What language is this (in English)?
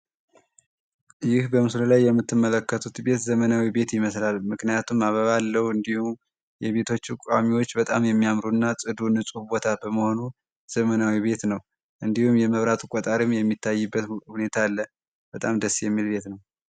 Amharic